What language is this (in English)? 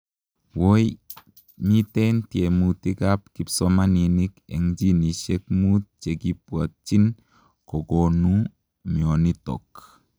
Kalenjin